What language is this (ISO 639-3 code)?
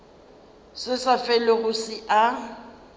nso